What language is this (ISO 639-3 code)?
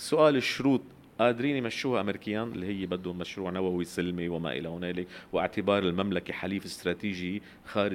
ara